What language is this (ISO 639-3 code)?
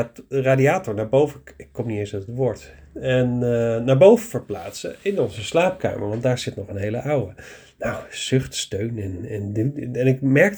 nld